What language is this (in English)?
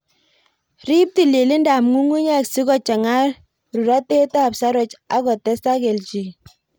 Kalenjin